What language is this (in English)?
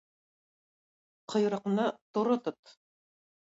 Tatar